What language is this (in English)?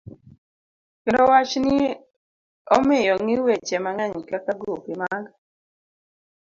Luo (Kenya and Tanzania)